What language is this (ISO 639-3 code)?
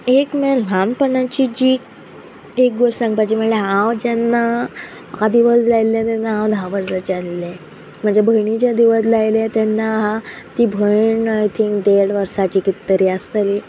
kok